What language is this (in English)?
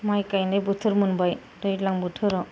Bodo